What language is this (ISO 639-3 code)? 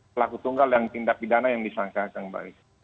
ind